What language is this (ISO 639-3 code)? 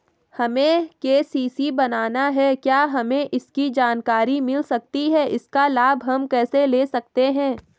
hin